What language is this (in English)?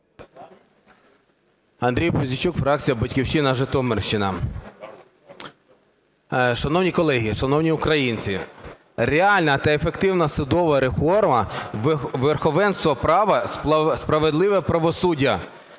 Ukrainian